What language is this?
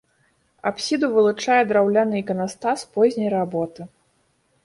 Belarusian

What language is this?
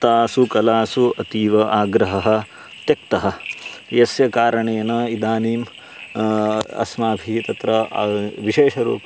Sanskrit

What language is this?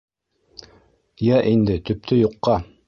Bashkir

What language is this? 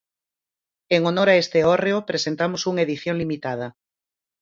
Galician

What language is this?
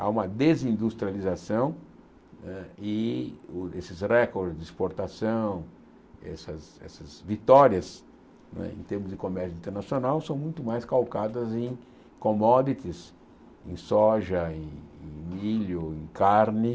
Portuguese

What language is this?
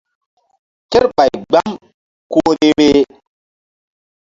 Mbum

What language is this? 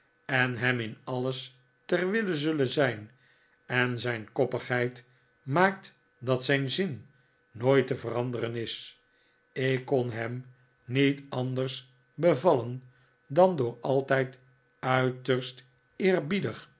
Dutch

